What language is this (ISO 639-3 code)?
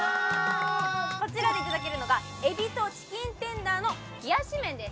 jpn